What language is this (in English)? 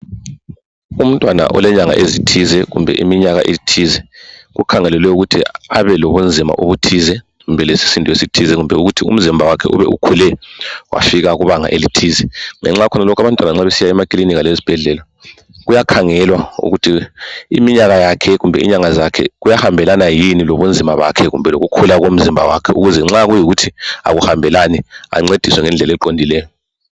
North Ndebele